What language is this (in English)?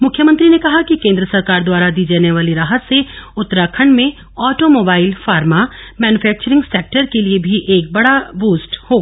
Hindi